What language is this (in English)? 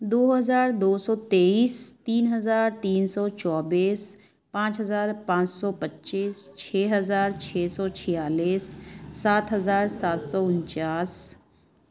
Urdu